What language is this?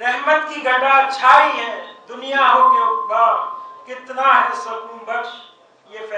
Greek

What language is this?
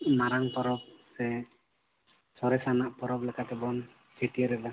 Santali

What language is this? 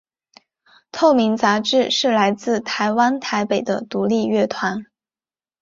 Chinese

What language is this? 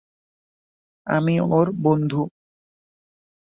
Bangla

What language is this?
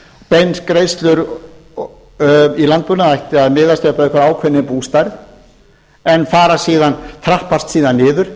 Icelandic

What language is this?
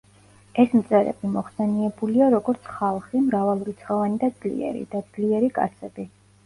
Georgian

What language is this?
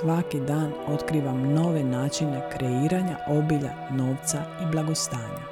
Croatian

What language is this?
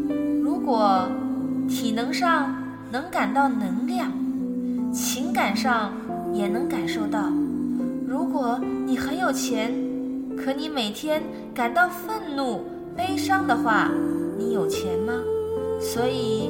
Chinese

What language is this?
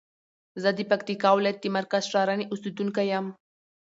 Pashto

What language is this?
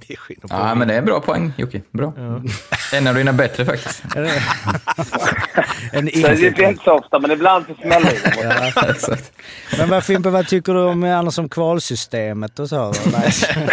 Swedish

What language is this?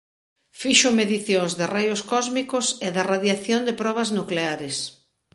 Galician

